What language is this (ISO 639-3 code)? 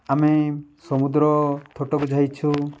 ori